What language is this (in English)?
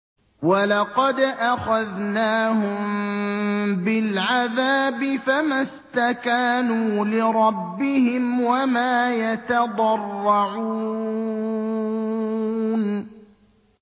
Arabic